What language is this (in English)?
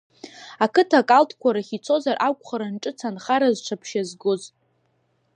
Abkhazian